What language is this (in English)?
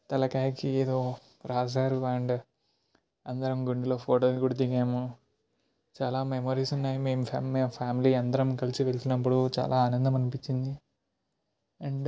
Telugu